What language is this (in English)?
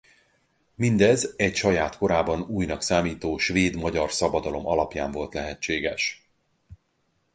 Hungarian